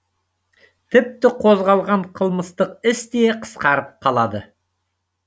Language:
Kazakh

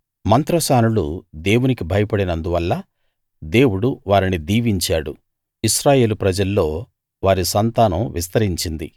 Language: Telugu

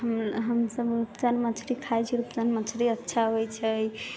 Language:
Maithili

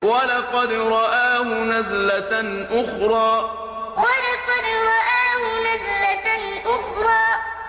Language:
Arabic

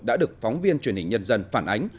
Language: Vietnamese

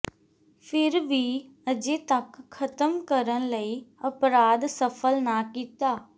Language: Punjabi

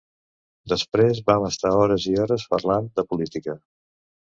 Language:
Catalan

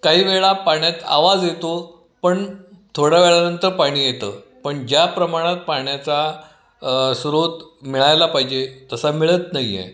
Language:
Marathi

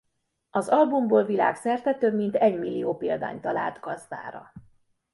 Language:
Hungarian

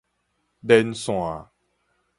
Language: Min Nan Chinese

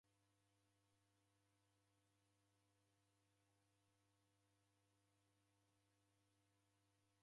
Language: Taita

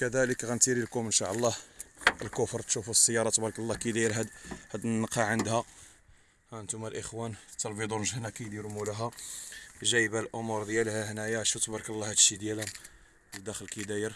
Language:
Arabic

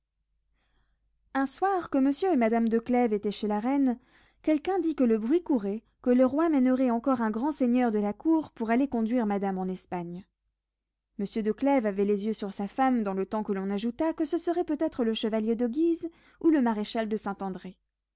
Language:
French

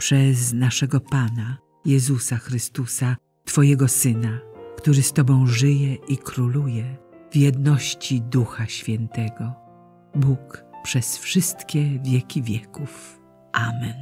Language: Polish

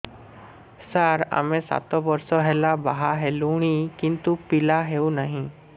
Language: Odia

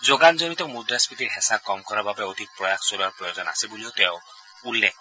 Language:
Assamese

